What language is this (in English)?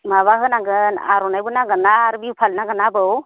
Bodo